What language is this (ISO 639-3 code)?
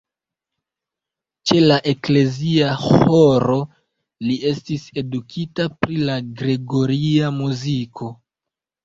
epo